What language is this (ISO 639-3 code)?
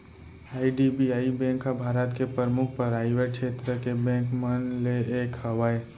hne